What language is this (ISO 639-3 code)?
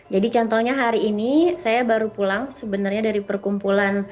ind